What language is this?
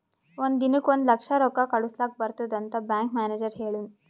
Kannada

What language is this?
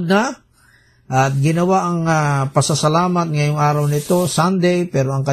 Filipino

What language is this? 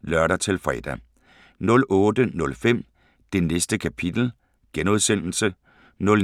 Danish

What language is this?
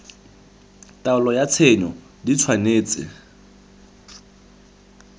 Tswana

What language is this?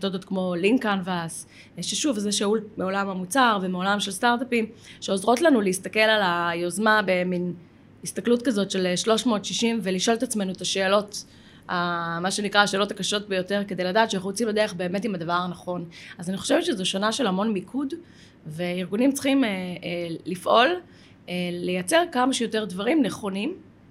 Hebrew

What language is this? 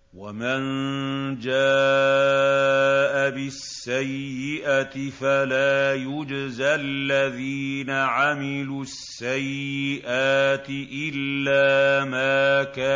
Arabic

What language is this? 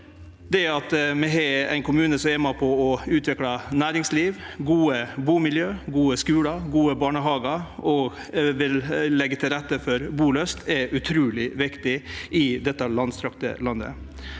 Norwegian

